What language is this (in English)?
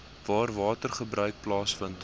Afrikaans